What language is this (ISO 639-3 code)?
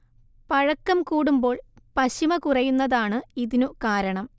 mal